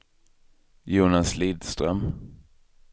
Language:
Swedish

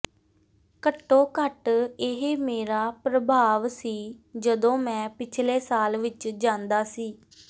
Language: Punjabi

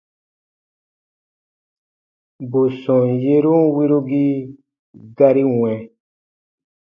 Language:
Baatonum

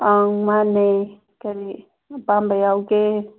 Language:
Manipuri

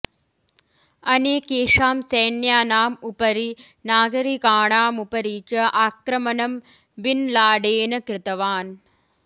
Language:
Sanskrit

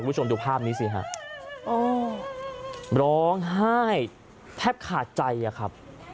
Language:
Thai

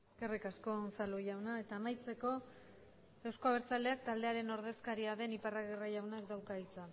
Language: Basque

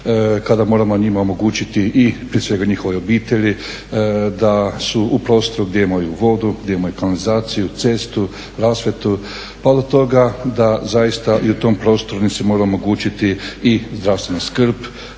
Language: Croatian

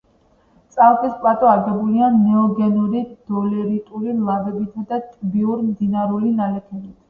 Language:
Georgian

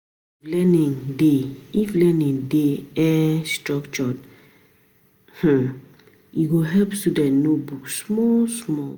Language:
Nigerian Pidgin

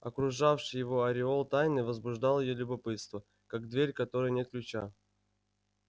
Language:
Russian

